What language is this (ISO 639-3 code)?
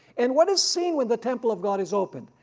eng